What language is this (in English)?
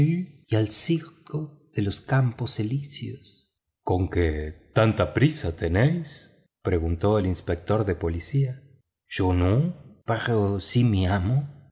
Spanish